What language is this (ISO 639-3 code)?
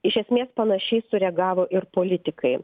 lit